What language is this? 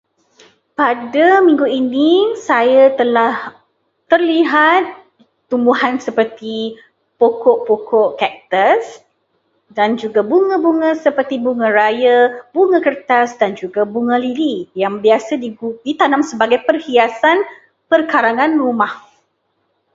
Malay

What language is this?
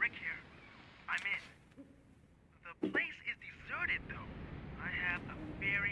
German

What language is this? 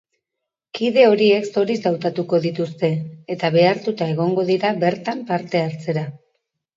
Basque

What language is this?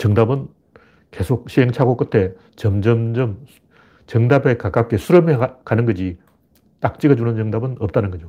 Korean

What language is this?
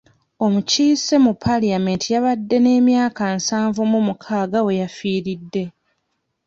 Ganda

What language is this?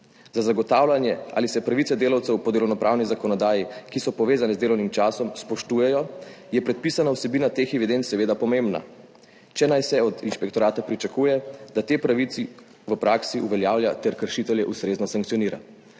Slovenian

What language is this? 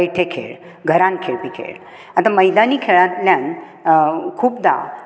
Konkani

